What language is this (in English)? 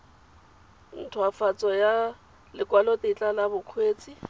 Tswana